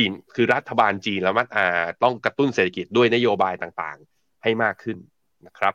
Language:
Thai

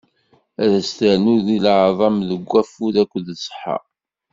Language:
Kabyle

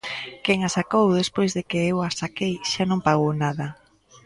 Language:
Galician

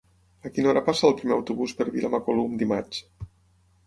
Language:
Catalan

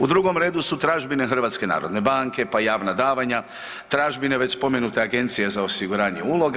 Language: Croatian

